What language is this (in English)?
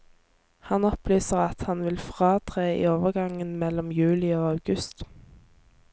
Norwegian